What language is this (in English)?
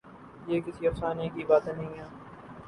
Urdu